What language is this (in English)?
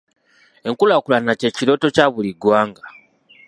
Ganda